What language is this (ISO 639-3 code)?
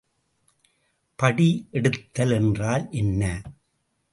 tam